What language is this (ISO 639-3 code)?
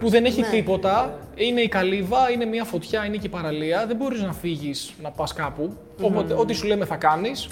ell